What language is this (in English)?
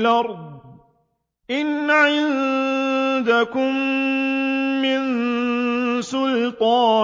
Arabic